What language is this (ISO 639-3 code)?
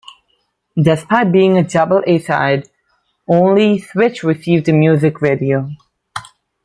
eng